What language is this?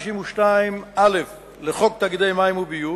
Hebrew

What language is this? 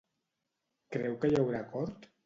Catalan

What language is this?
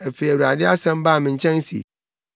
Akan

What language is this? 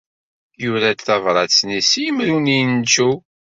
Kabyle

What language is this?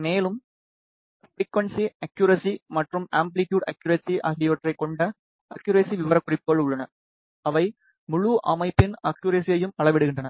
Tamil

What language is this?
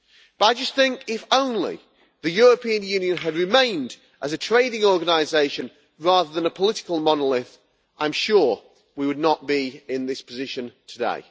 English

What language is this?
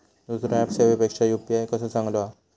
Marathi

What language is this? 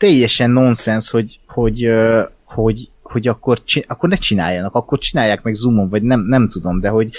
Hungarian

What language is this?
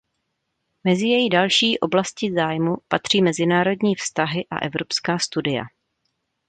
Czech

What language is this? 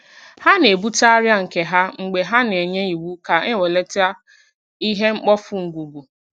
Igbo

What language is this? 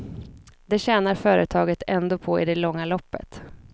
Swedish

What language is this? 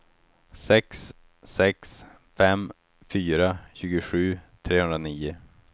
Swedish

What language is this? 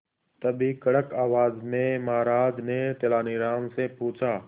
Hindi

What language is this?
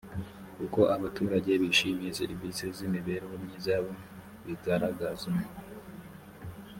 Kinyarwanda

